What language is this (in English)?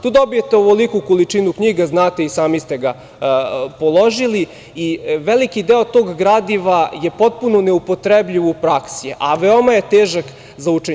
Serbian